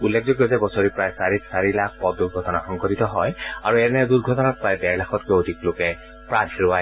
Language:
Assamese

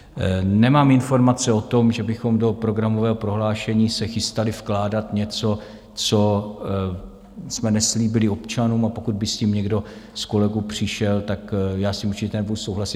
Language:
Czech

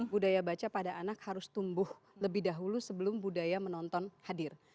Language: Indonesian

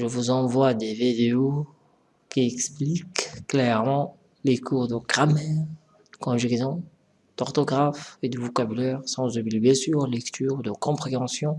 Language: French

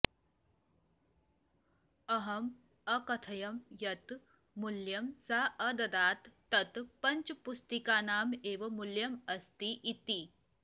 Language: Sanskrit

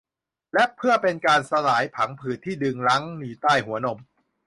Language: Thai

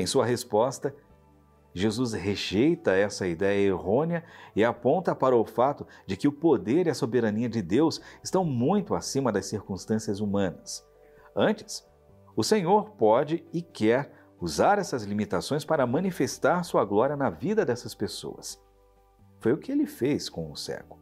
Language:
Portuguese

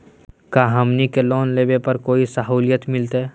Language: Magahi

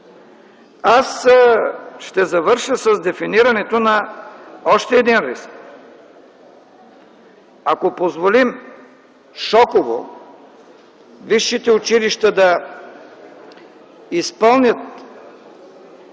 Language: Bulgarian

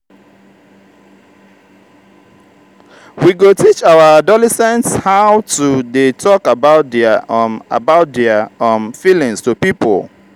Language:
Nigerian Pidgin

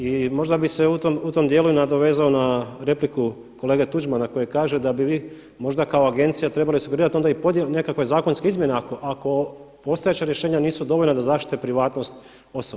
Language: Croatian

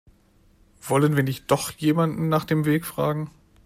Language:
German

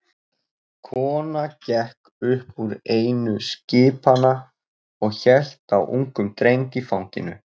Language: Icelandic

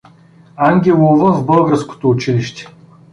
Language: Bulgarian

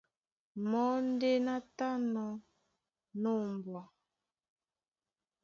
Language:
Duala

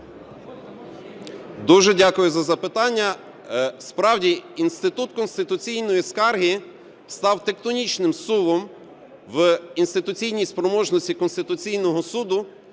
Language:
Ukrainian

